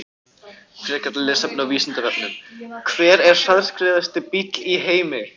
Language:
Icelandic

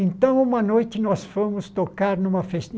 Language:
Portuguese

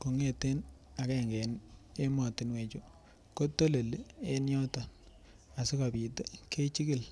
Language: Kalenjin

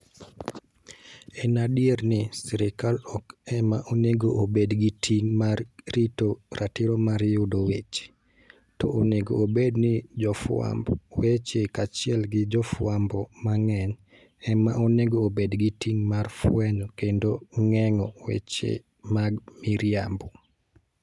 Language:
Luo (Kenya and Tanzania)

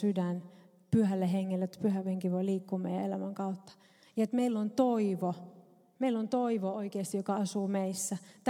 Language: Finnish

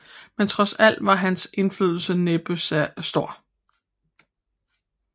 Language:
Danish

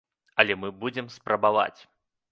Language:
Belarusian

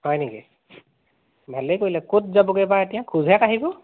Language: Assamese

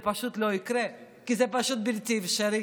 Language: Hebrew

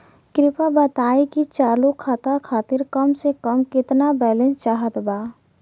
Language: Bhojpuri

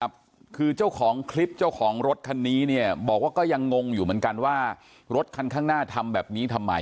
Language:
Thai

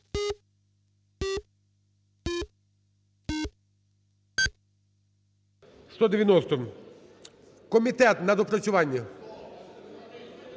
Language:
Ukrainian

